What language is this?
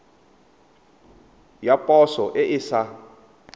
Tswana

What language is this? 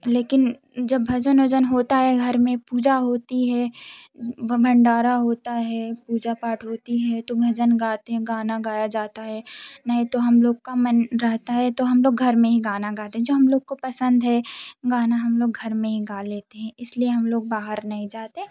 Hindi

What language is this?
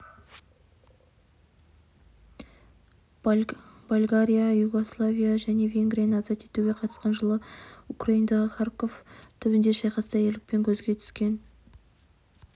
Kazakh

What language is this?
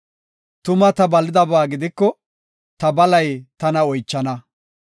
Gofa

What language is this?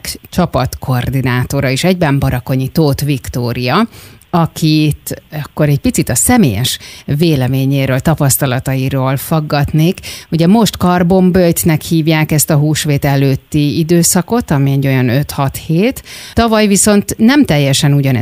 Hungarian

